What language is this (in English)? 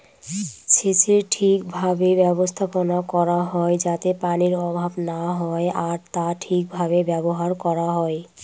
Bangla